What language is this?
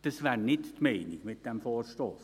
Swiss German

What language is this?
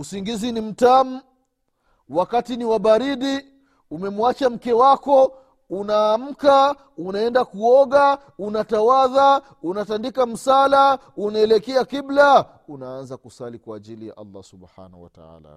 Swahili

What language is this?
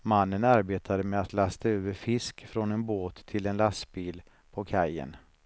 Swedish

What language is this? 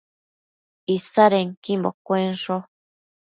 Matsés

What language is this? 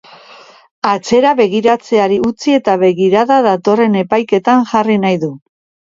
Basque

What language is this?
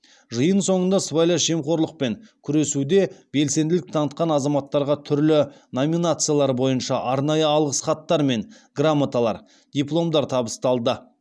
Kazakh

